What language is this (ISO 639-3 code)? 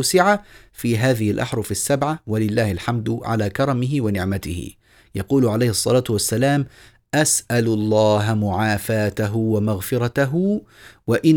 ara